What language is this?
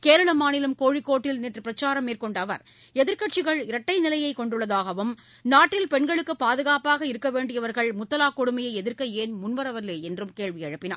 Tamil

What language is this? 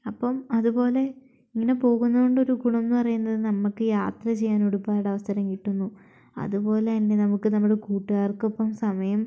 Malayalam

